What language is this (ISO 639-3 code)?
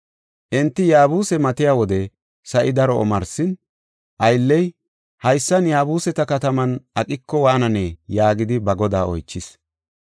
gof